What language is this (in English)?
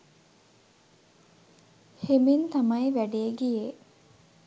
Sinhala